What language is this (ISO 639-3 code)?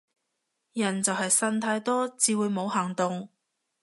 yue